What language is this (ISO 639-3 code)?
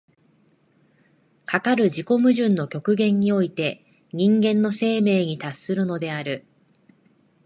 jpn